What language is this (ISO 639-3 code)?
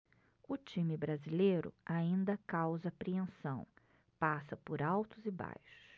por